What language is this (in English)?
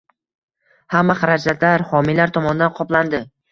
Uzbek